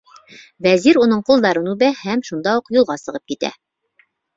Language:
Bashkir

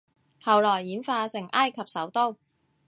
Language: Cantonese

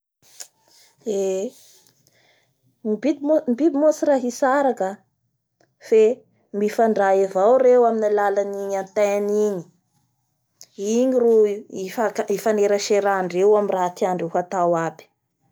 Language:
Bara Malagasy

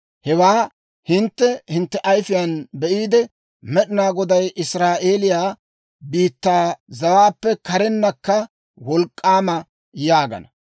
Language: Dawro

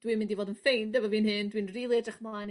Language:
Welsh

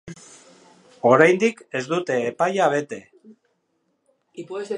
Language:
Basque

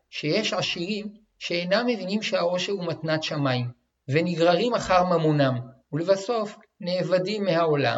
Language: Hebrew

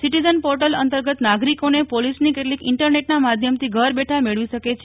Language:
Gujarati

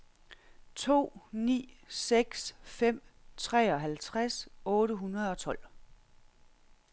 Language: Danish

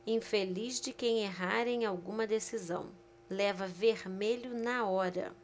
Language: Portuguese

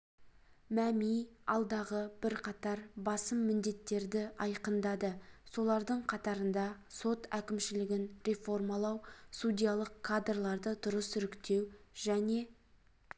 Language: Kazakh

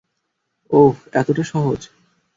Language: Bangla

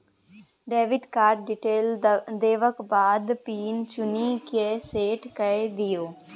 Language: Maithili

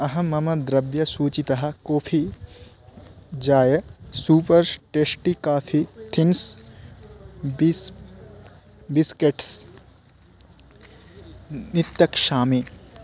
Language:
Sanskrit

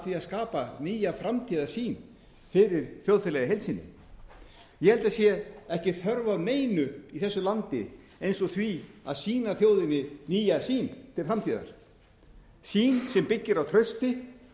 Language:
Icelandic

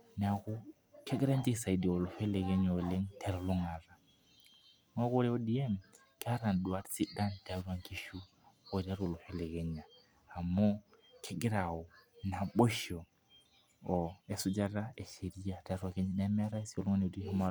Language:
Masai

